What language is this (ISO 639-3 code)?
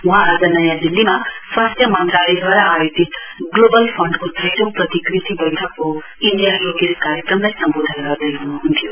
nep